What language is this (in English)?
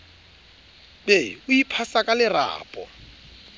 Southern Sotho